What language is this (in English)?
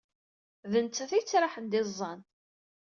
Kabyle